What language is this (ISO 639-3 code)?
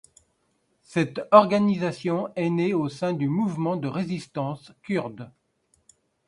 fra